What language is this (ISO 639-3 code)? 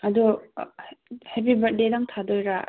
mni